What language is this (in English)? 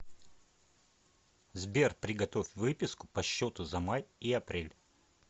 Russian